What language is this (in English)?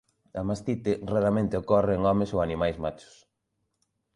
Galician